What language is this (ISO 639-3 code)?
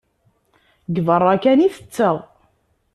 kab